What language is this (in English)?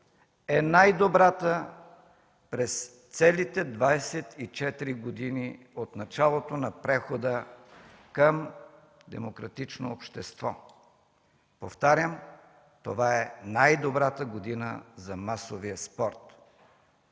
Bulgarian